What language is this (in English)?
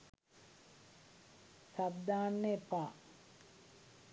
Sinhala